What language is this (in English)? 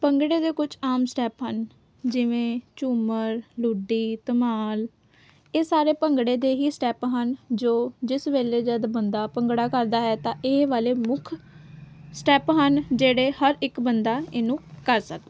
Punjabi